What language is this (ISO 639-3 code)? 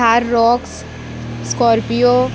kok